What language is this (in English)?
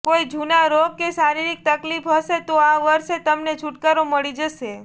Gujarati